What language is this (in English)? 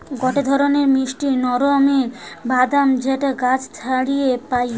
Bangla